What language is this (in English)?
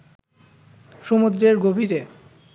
Bangla